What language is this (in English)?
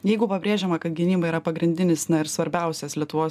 Lithuanian